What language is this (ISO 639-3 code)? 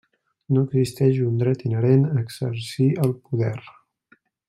cat